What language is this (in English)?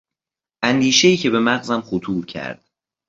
Persian